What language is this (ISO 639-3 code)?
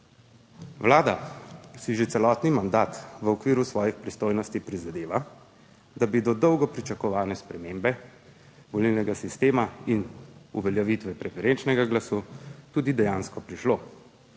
slv